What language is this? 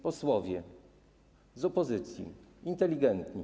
Polish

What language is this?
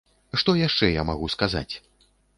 Belarusian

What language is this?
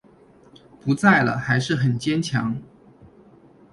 Chinese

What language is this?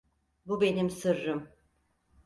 Turkish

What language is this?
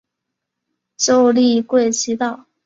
Chinese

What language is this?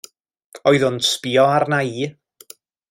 Welsh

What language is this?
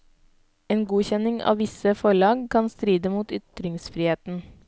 Norwegian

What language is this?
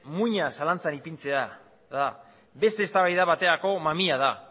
Basque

